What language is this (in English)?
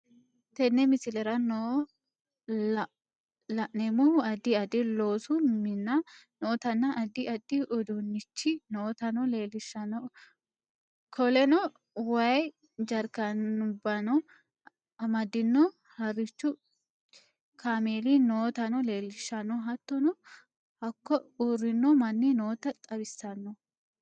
Sidamo